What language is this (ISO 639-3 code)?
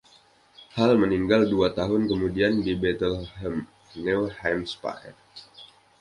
ind